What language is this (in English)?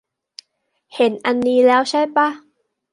Thai